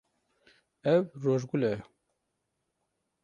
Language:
Kurdish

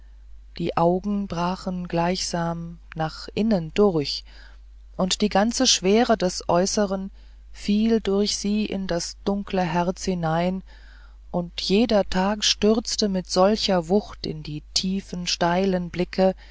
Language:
German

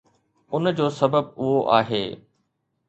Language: Sindhi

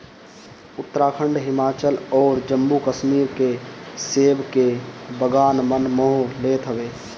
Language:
Bhojpuri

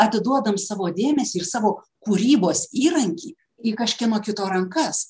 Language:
Lithuanian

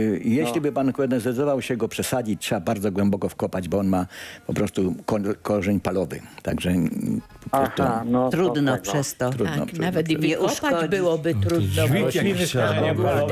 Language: Polish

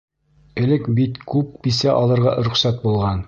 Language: Bashkir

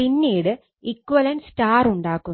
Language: Malayalam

